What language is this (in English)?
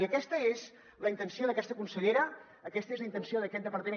Catalan